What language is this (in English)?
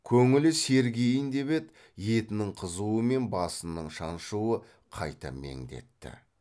Kazakh